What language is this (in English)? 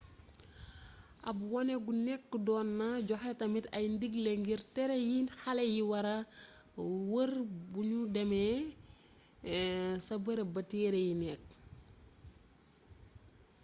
Wolof